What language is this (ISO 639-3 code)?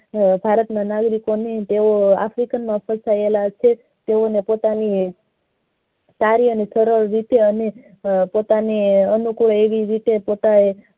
guj